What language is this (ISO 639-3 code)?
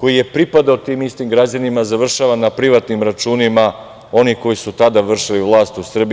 srp